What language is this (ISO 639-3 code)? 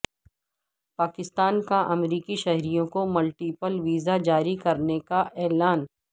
urd